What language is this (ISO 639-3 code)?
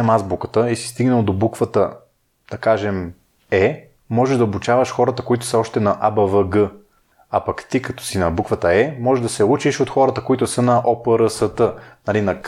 bul